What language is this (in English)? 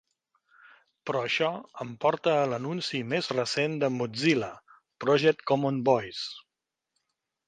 Catalan